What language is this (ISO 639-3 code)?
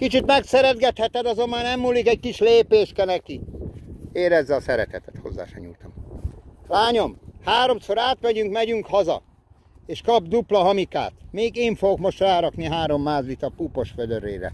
hun